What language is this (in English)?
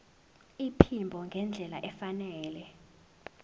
Zulu